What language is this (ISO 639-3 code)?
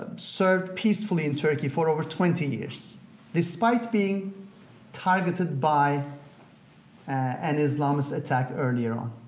eng